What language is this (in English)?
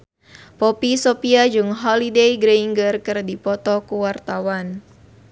Sundanese